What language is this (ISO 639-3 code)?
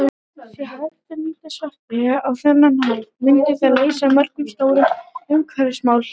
isl